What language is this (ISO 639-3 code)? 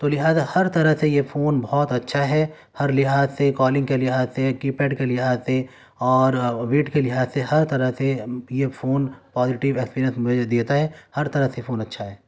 urd